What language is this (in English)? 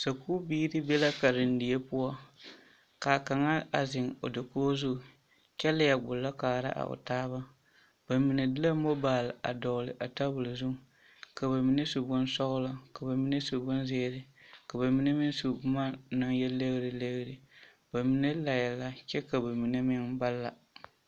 Southern Dagaare